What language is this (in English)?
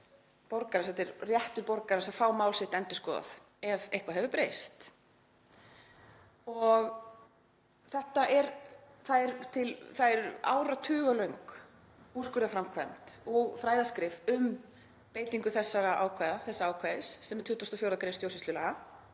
Icelandic